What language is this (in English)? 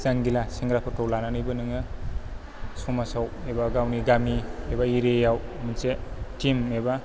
Bodo